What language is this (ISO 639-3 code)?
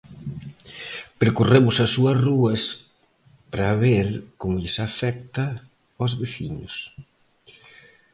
glg